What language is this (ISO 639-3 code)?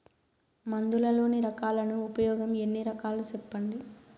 tel